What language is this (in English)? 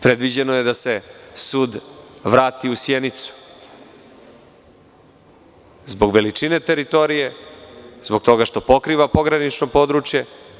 Serbian